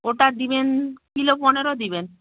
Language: Bangla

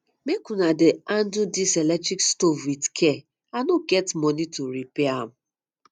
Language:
Nigerian Pidgin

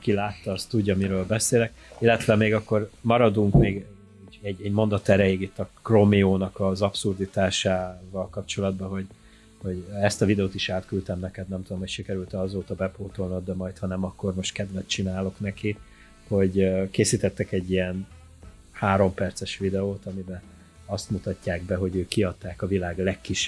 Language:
Hungarian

